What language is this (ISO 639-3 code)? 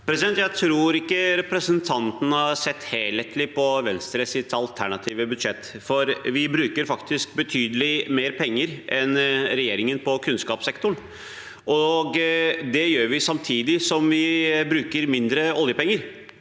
nor